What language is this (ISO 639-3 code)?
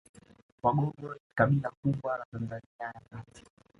swa